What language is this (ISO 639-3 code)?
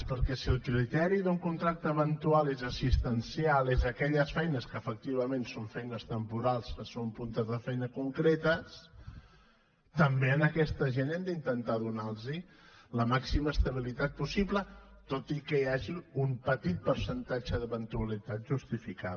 cat